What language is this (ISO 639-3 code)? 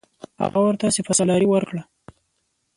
pus